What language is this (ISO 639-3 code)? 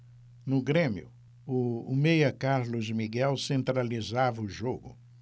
por